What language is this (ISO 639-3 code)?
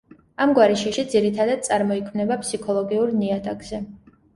kat